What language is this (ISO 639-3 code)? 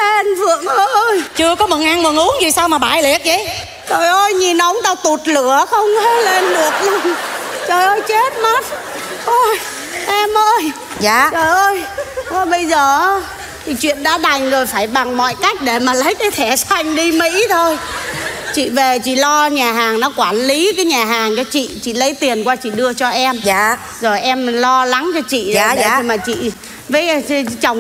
vie